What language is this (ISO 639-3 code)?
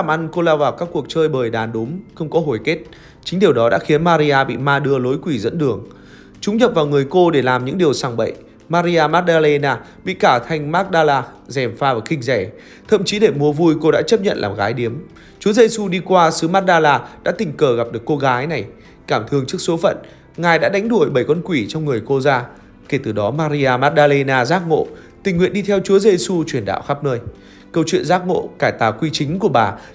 vie